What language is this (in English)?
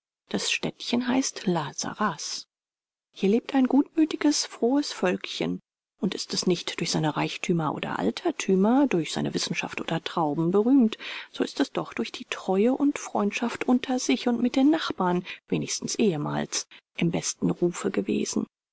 German